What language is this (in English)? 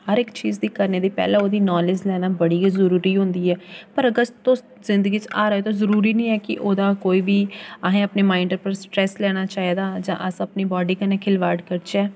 Dogri